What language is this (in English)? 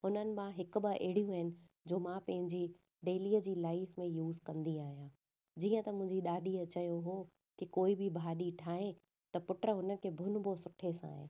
Sindhi